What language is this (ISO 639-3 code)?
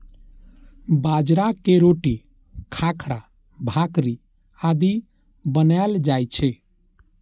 mai